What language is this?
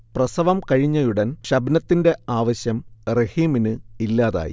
Malayalam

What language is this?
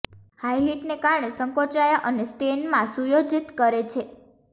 Gujarati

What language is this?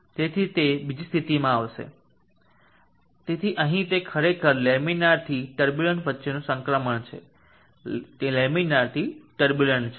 Gujarati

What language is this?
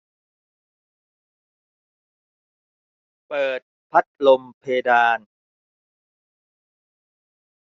Thai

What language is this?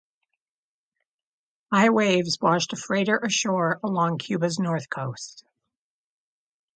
English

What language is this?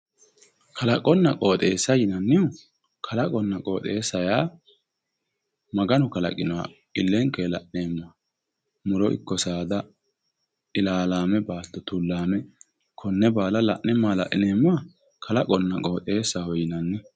Sidamo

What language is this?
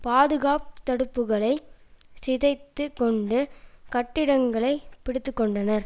Tamil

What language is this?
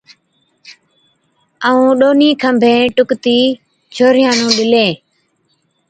Od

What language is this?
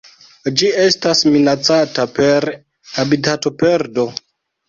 Esperanto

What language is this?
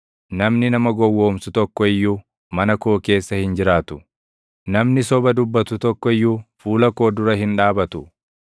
Oromo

